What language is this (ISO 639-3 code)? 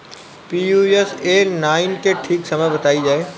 bho